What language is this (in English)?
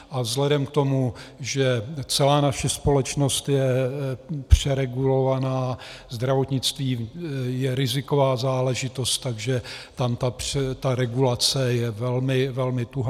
Czech